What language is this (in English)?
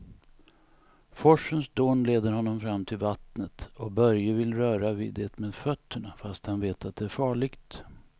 Swedish